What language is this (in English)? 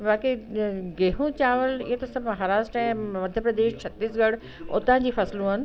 Sindhi